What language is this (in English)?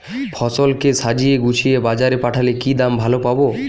Bangla